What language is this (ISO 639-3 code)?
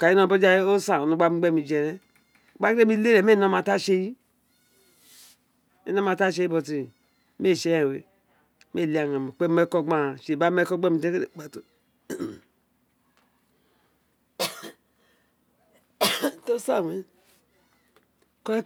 its